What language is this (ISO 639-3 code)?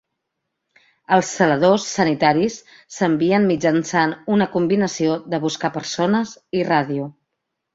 cat